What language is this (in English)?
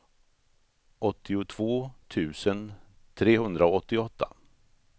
Swedish